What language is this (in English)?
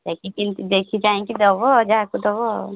Odia